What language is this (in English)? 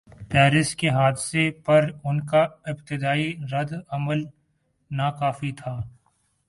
Urdu